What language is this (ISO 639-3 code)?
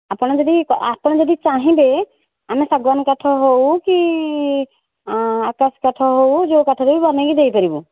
ori